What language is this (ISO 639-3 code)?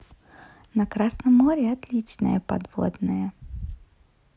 rus